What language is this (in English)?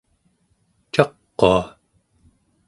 Central Yupik